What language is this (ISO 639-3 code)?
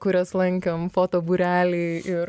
lit